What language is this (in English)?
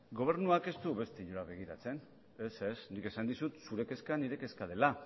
Basque